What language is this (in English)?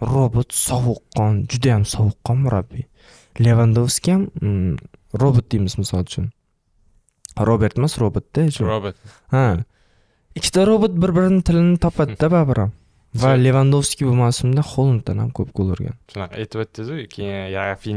Turkish